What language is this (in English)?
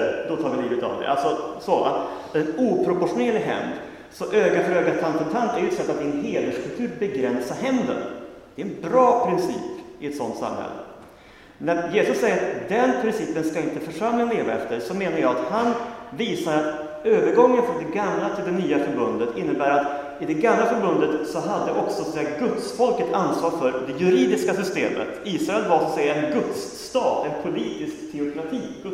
Swedish